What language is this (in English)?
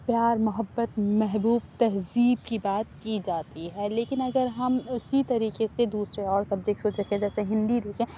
Urdu